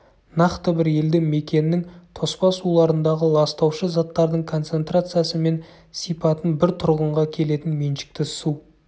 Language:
Kazakh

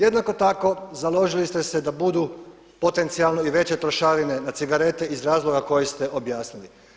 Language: Croatian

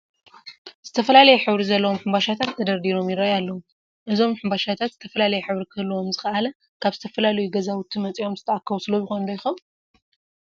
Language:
Tigrinya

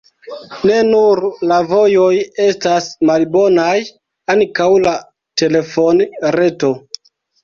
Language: Esperanto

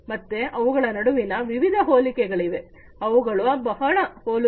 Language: Kannada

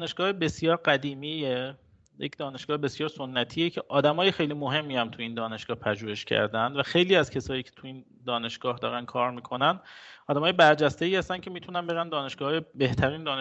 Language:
Persian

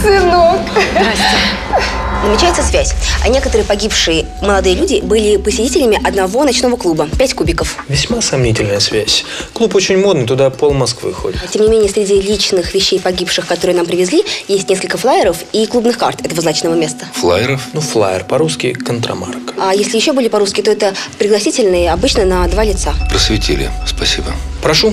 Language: Russian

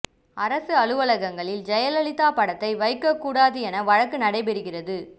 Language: Tamil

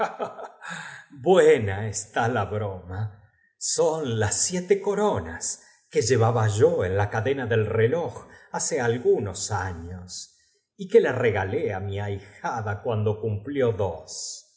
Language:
Spanish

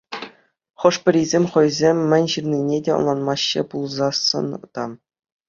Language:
Chuvash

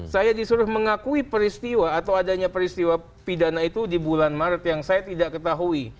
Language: Indonesian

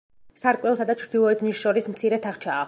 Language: Georgian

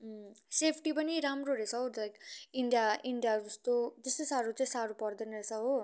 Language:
Nepali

